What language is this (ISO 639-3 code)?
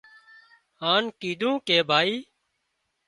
kxp